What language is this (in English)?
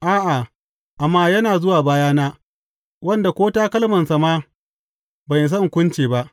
Hausa